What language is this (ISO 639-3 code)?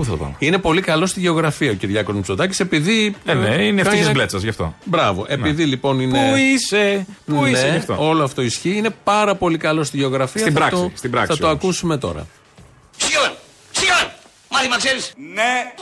ell